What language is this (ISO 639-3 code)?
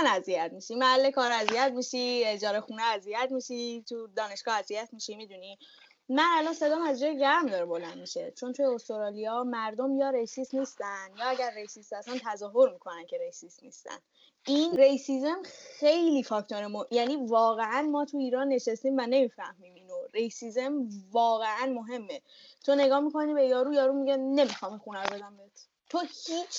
fas